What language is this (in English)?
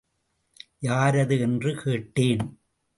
Tamil